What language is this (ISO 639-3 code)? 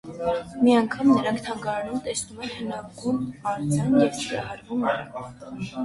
hye